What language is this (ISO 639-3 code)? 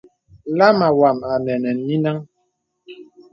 beb